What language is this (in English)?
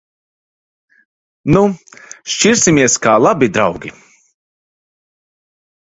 Latvian